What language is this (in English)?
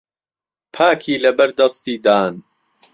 Central Kurdish